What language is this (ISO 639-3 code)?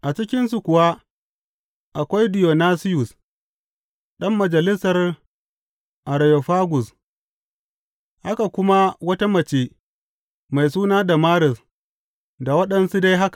hau